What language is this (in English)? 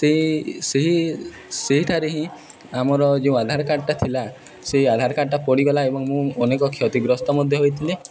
Odia